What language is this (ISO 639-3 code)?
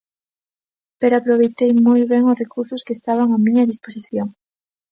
glg